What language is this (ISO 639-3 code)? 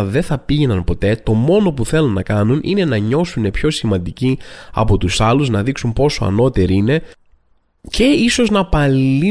ell